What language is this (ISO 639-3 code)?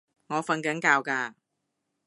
yue